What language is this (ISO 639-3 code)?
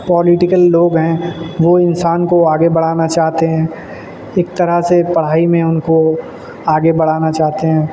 urd